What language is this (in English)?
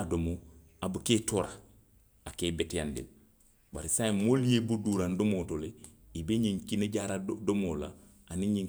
Western Maninkakan